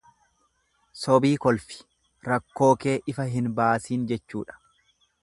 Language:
Oromo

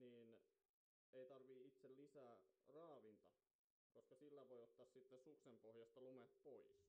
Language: Finnish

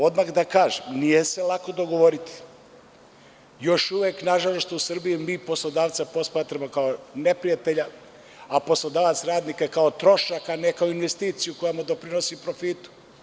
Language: Serbian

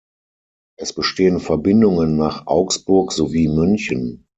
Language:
German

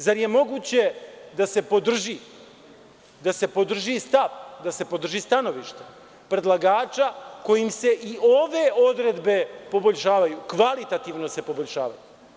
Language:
Serbian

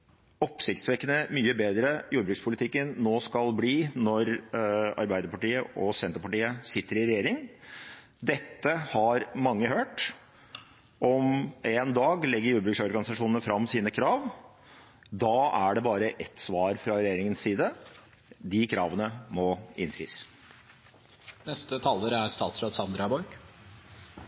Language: Norwegian Bokmål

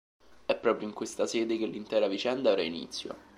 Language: Italian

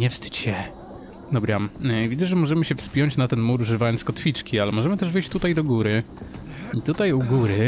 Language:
Polish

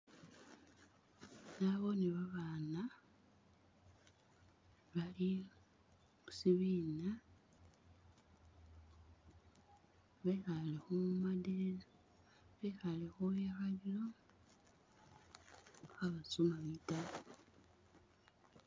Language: Masaaba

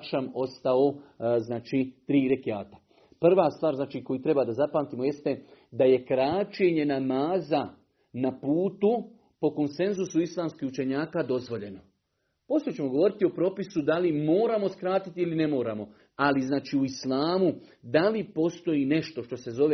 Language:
Croatian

